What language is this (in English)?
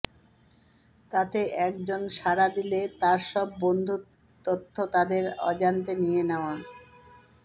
Bangla